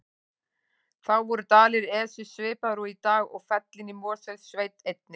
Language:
Icelandic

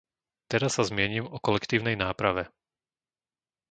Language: Slovak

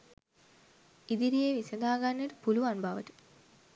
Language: Sinhala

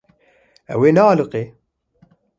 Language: Kurdish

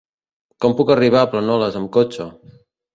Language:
Catalan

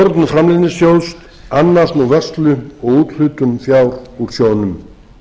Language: Icelandic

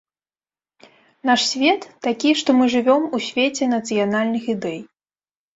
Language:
Belarusian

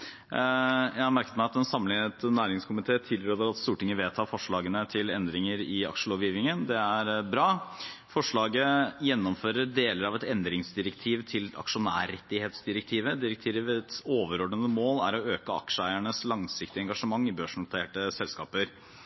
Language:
Norwegian Bokmål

